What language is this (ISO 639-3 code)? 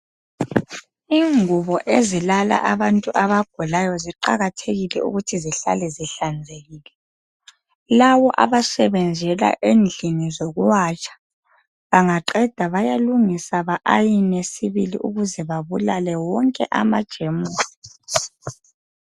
nde